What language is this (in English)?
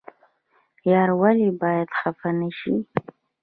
Pashto